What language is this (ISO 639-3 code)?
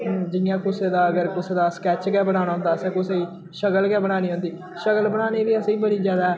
doi